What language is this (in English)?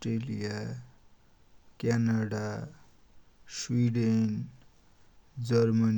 Dotyali